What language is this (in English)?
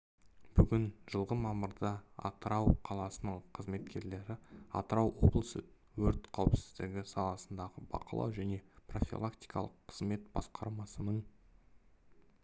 Kazakh